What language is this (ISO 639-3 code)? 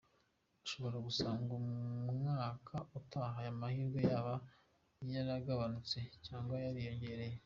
kin